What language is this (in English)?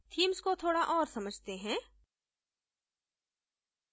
Hindi